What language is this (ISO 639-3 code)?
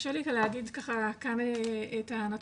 heb